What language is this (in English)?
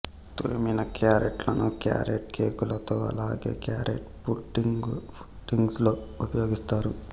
Telugu